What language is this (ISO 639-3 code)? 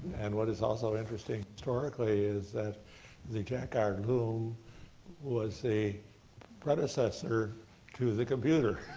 eng